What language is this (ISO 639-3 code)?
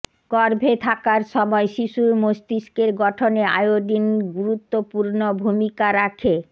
ben